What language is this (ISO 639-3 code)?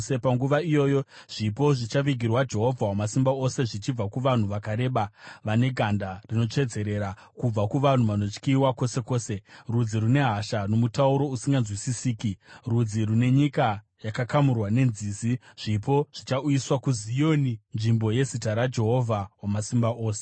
sna